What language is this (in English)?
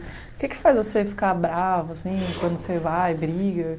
Portuguese